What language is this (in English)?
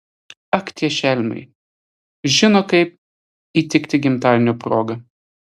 Lithuanian